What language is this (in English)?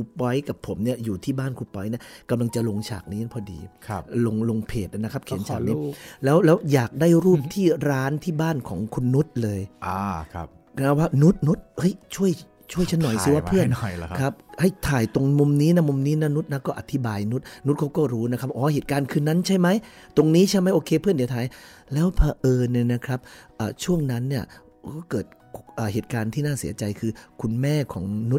Thai